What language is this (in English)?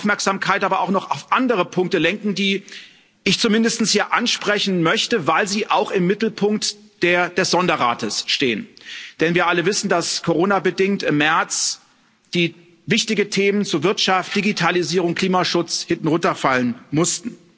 German